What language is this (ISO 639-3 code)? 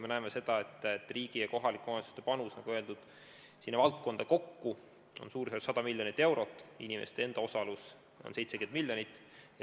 est